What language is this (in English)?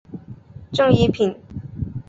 Chinese